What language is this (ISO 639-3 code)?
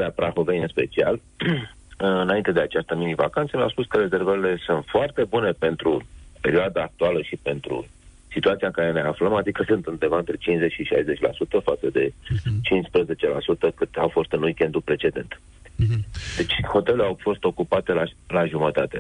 ron